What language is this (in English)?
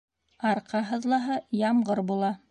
Bashkir